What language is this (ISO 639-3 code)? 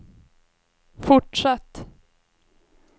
swe